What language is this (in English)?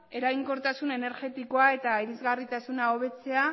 Basque